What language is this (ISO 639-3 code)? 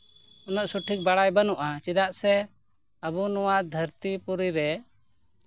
sat